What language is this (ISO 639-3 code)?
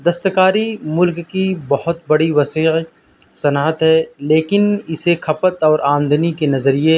urd